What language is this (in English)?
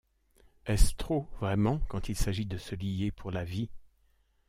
French